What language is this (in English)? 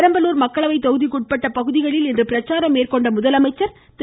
Tamil